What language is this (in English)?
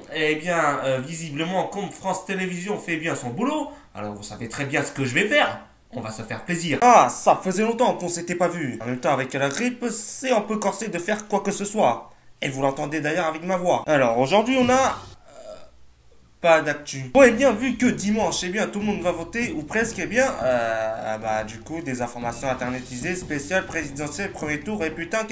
French